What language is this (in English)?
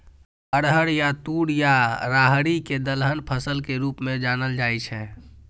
Maithili